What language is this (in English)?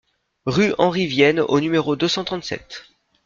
French